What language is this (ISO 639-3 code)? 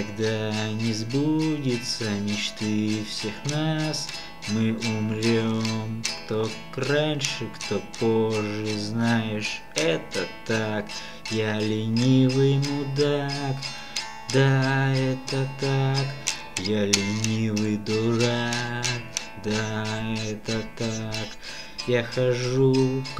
rus